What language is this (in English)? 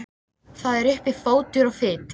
Icelandic